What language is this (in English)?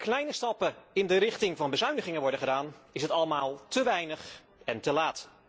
Dutch